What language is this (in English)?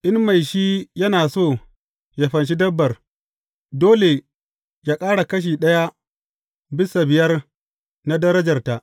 Hausa